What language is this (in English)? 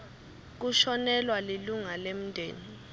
Swati